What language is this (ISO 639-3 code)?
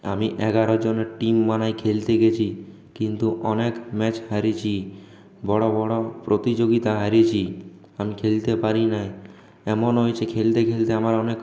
ben